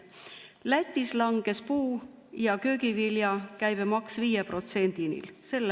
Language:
Estonian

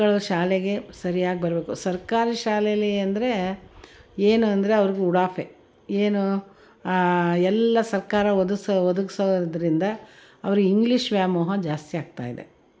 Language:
Kannada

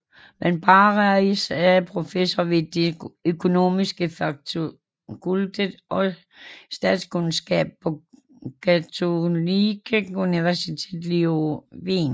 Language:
Danish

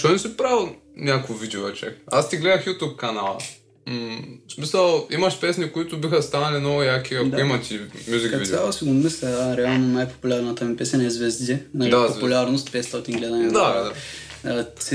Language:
Bulgarian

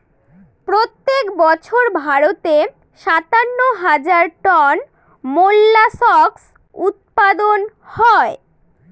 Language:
Bangla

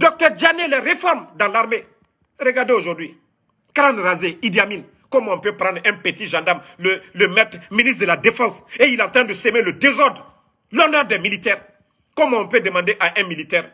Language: French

